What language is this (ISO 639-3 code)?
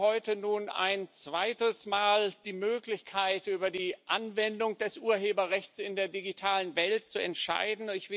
deu